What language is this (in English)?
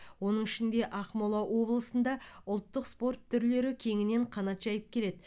Kazakh